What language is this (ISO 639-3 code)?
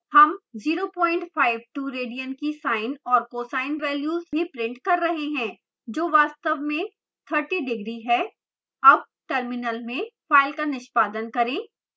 hin